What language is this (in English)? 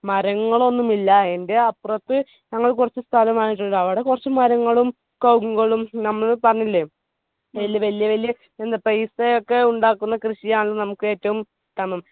Malayalam